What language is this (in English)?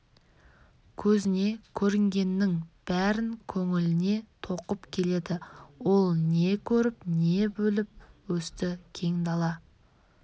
Kazakh